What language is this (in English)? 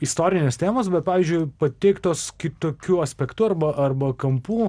Lithuanian